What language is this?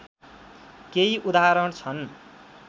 Nepali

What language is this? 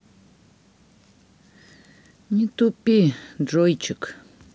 Russian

